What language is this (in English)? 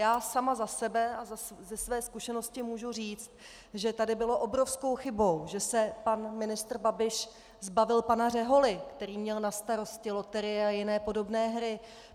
Czech